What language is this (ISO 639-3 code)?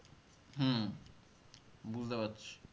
ben